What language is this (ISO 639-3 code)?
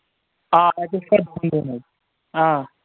kas